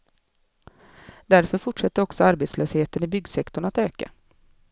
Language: Swedish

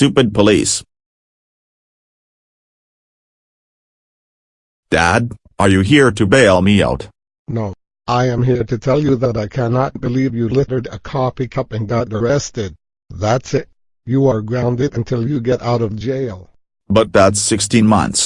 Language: English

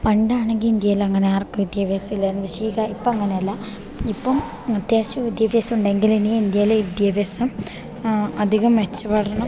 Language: Malayalam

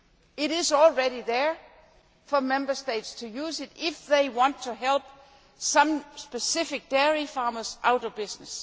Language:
English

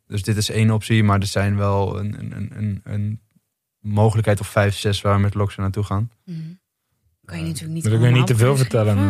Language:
Dutch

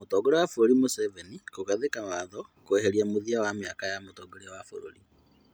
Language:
Kikuyu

